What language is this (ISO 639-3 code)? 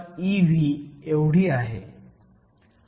mar